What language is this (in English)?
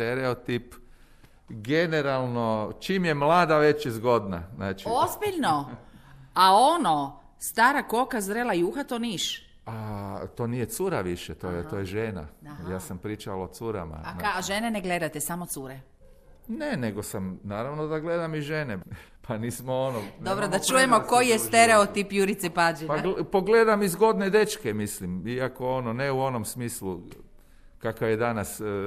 Croatian